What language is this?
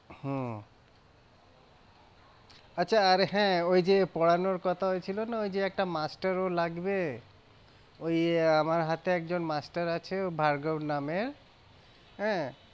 Bangla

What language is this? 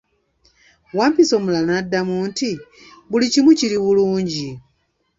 Ganda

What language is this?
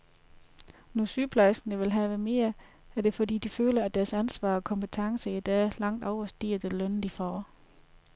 Danish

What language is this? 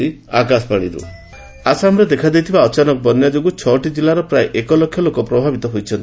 Odia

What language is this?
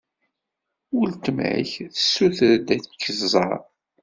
Kabyle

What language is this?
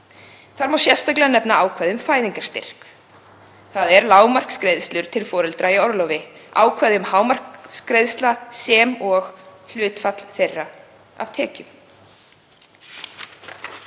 Icelandic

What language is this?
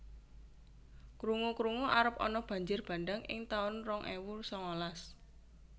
Javanese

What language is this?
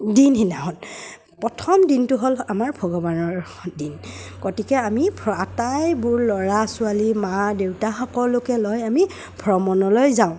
Assamese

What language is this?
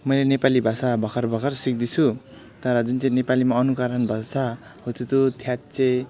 Nepali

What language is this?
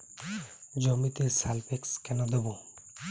Bangla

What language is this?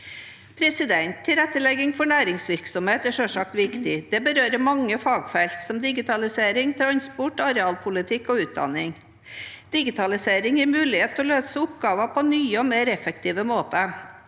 Norwegian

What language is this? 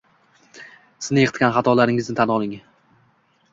Uzbek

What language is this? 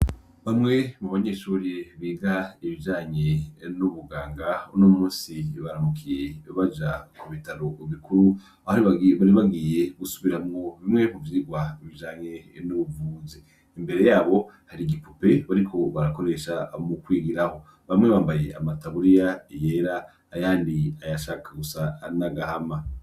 Rundi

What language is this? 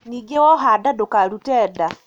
Kikuyu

